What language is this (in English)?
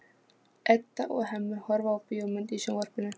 Icelandic